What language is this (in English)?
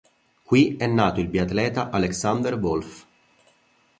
Italian